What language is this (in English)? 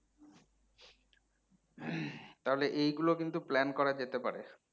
Bangla